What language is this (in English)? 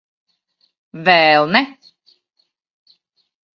Latvian